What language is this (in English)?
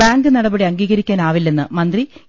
Malayalam